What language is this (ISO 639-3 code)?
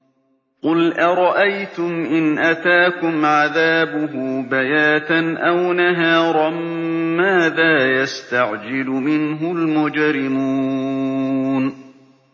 ara